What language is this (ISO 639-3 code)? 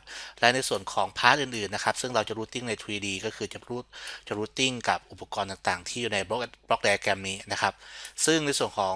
tha